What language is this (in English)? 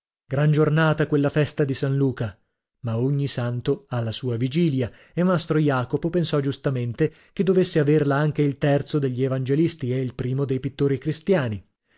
Italian